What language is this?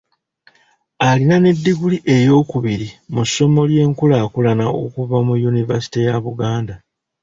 Ganda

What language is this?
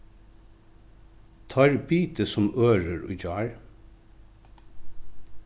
Faroese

